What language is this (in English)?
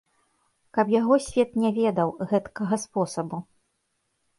Belarusian